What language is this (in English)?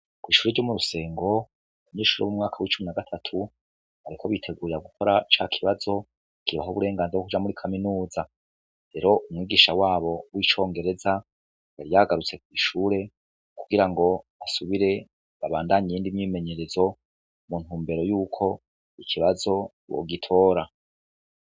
Rundi